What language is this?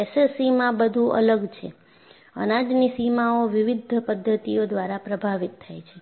Gujarati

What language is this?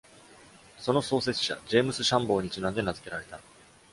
Japanese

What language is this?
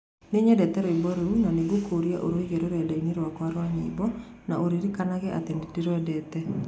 Kikuyu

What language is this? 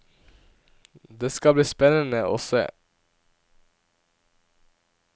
Norwegian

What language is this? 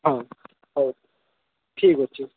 Odia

